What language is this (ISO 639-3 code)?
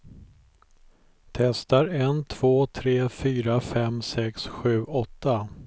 swe